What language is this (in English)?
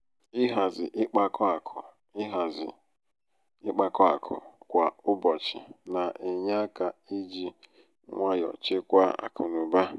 Igbo